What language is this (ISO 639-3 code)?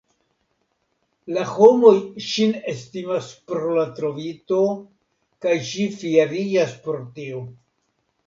epo